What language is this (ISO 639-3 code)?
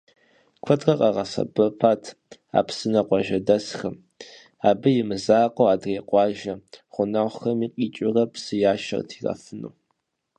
kbd